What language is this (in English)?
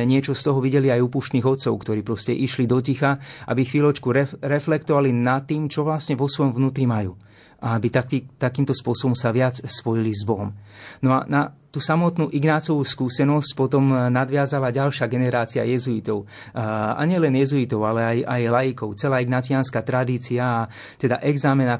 Slovak